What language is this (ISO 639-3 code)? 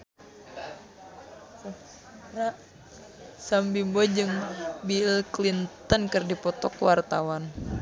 sun